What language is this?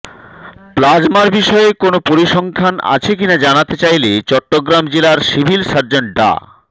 Bangla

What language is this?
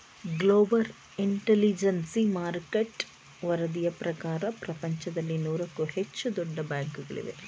Kannada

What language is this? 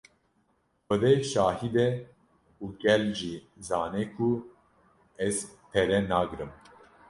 Kurdish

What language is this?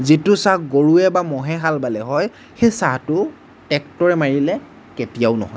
Assamese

